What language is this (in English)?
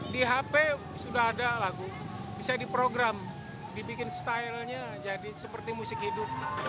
Indonesian